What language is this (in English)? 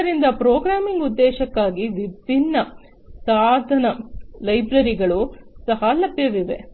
Kannada